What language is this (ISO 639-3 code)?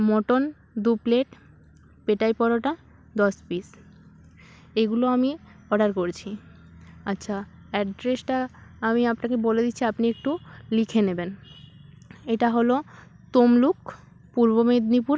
ben